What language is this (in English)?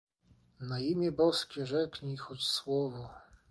Polish